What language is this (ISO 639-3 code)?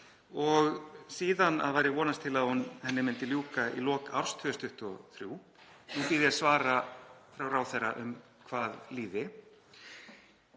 isl